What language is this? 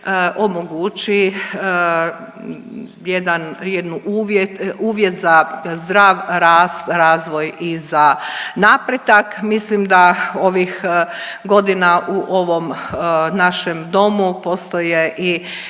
Croatian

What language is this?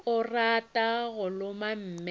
Northern Sotho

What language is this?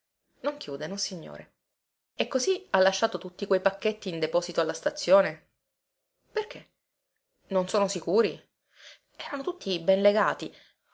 Italian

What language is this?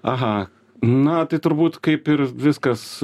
Lithuanian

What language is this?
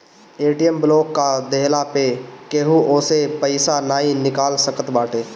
Bhojpuri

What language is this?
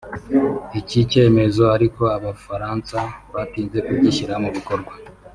Kinyarwanda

